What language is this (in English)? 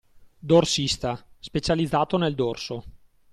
Italian